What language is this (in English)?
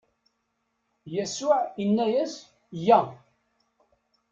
Kabyle